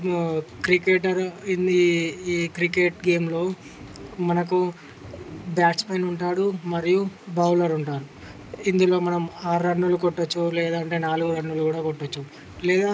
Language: Telugu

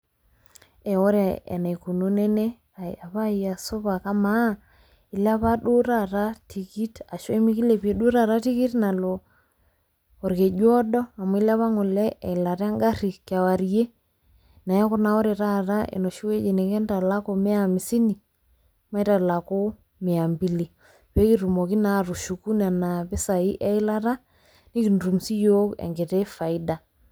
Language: Masai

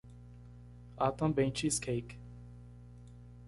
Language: Portuguese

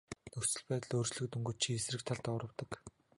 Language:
Mongolian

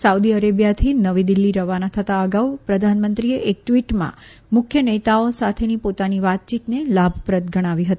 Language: Gujarati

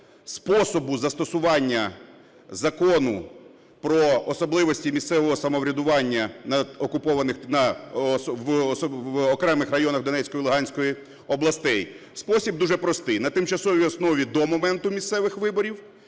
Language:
Ukrainian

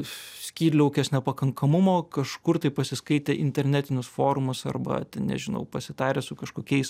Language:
Lithuanian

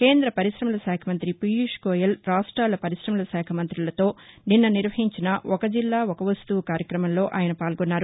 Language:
Telugu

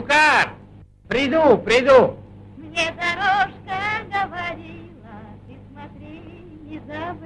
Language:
Russian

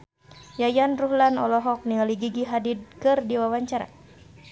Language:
Sundanese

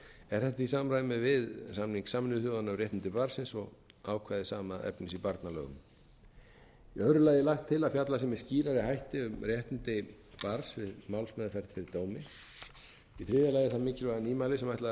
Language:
Icelandic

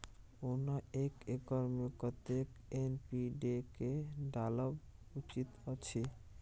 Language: Maithili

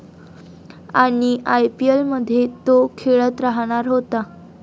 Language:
Marathi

